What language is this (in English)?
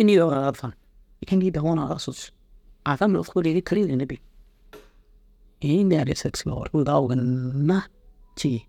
Dazaga